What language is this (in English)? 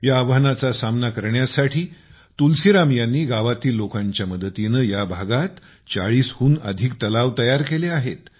Marathi